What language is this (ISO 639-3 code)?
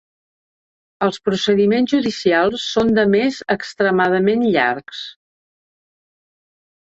cat